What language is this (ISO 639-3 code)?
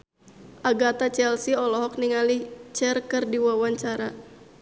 sun